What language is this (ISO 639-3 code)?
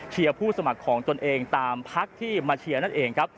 tha